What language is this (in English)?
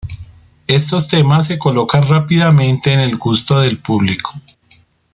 Spanish